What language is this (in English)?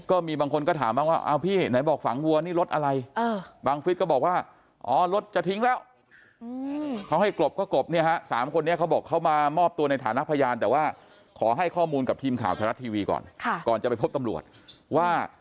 Thai